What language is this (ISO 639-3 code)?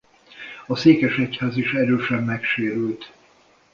hun